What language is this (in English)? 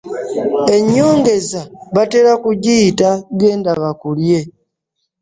Ganda